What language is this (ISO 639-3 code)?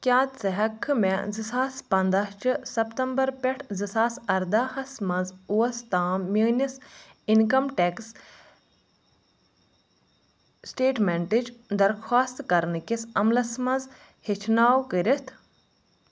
kas